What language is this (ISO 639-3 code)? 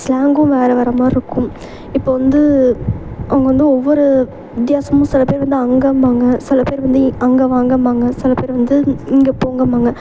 tam